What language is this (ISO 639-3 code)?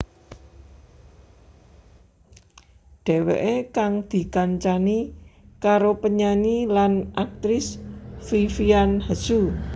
jav